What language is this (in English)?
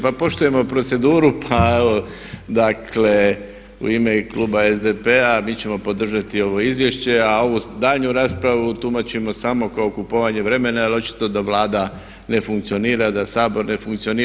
Croatian